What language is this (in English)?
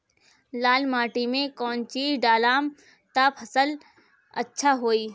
Bhojpuri